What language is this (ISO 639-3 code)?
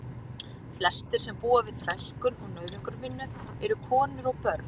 isl